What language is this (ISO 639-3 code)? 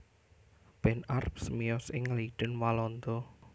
jav